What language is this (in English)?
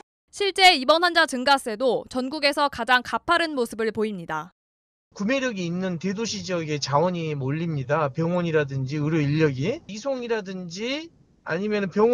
Korean